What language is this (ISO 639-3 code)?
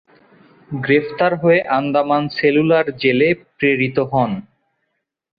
ben